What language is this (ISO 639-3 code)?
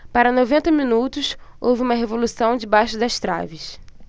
por